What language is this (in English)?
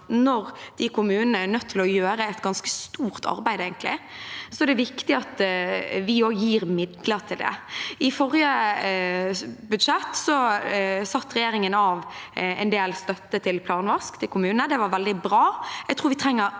Norwegian